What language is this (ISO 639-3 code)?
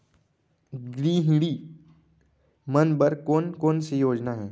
hne